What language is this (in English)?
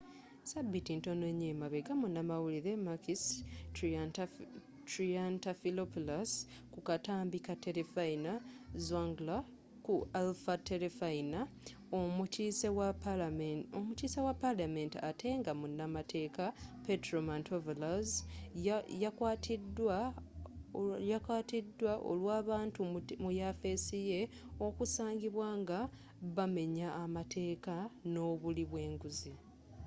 Ganda